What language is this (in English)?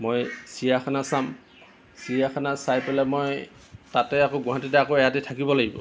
Assamese